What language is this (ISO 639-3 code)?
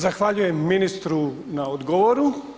hrv